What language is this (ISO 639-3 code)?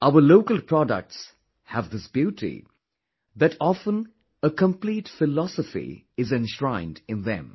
eng